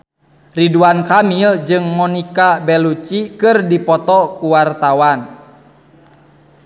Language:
Sundanese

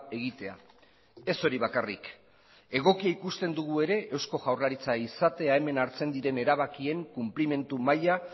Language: Basque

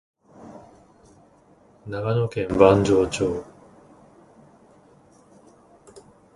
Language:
Japanese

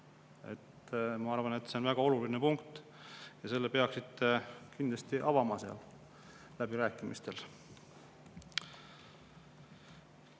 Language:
Estonian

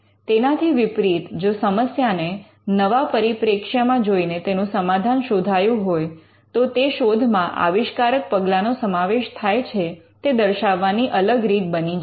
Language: Gujarati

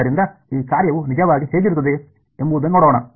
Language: Kannada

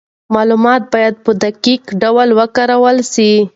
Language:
Pashto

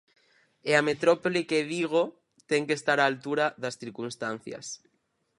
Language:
Galician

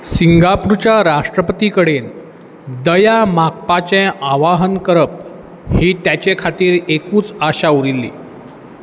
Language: Konkani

